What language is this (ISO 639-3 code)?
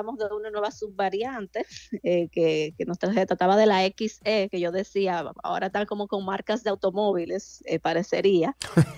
spa